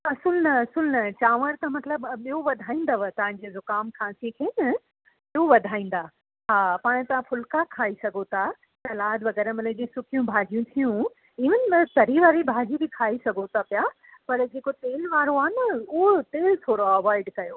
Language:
Sindhi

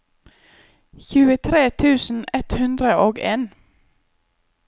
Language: Norwegian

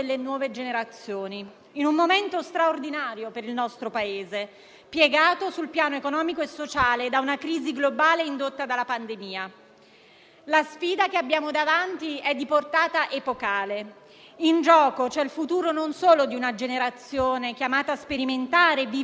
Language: Italian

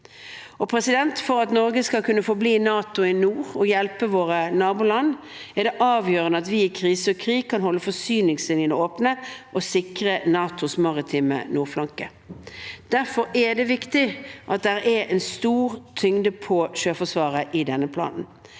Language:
Norwegian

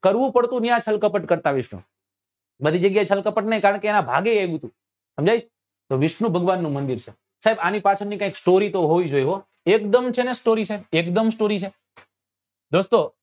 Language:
Gujarati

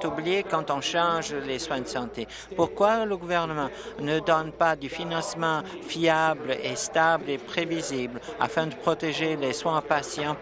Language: French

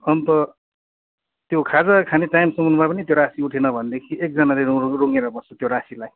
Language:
Nepali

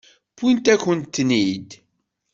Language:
Kabyle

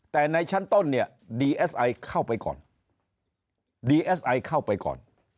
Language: Thai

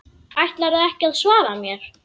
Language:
Icelandic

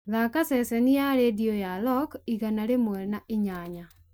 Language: Kikuyu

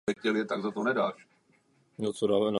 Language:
Czech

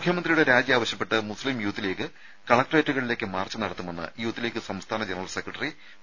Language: Malayalam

